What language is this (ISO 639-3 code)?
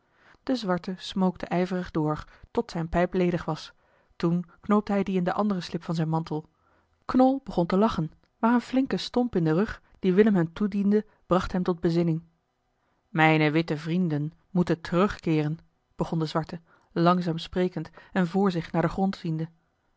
nld